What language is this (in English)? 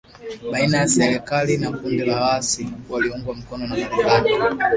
Swahili